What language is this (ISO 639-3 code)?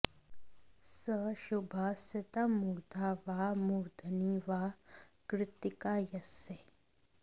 san